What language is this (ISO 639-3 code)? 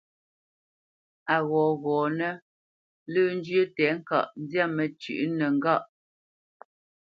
bce